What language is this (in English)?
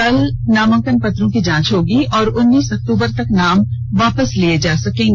Hindi